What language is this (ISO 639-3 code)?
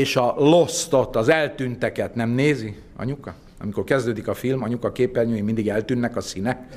hun